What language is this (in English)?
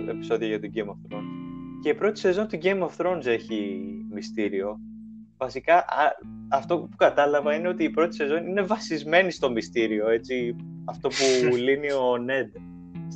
Greek